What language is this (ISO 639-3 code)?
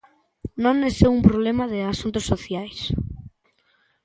glg